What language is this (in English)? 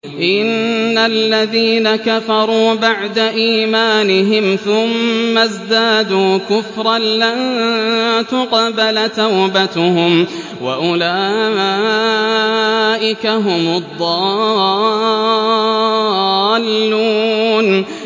Arabic